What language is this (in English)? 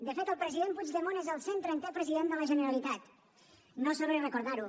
Catalan